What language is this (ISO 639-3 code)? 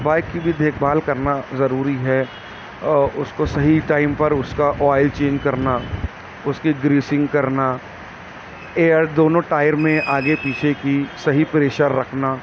urd